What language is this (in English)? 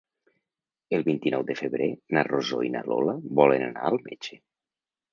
Catalan